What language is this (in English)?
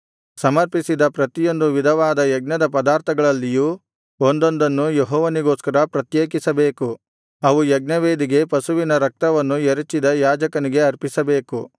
Kannada